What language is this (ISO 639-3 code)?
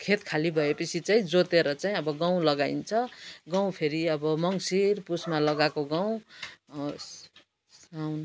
nep